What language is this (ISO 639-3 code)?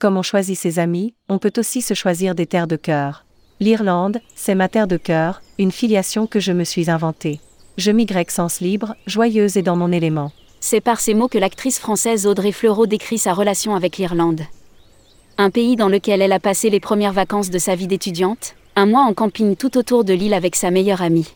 fra